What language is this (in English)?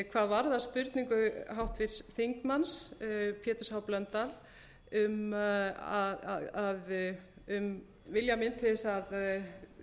Icelandic